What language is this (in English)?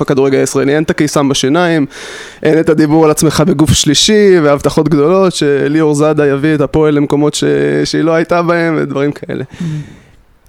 Hebrew